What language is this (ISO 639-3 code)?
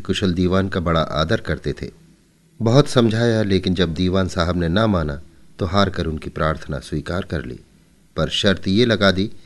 hin